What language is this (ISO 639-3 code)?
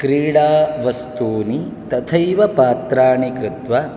san